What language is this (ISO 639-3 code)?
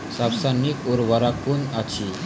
mai